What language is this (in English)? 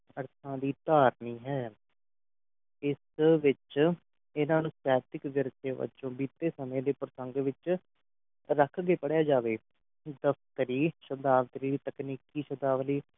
Punjabi